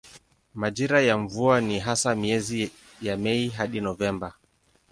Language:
Swahili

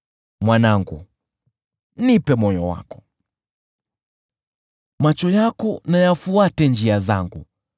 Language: Swahili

